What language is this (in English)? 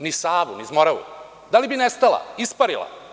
Serbian